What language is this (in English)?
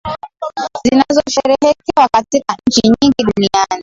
Swahili